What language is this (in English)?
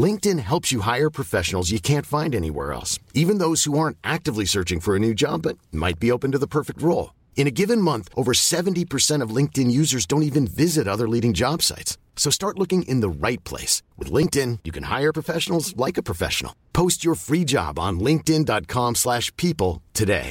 Filipino